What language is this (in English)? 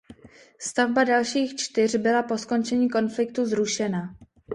Czech